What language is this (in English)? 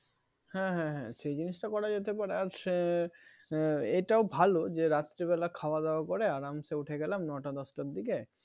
Bangla